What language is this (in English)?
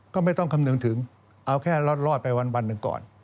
Thai